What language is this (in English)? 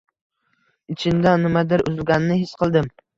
Uzbek